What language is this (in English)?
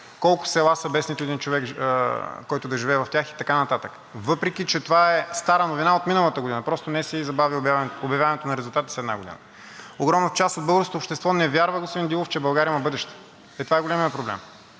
Bulgarian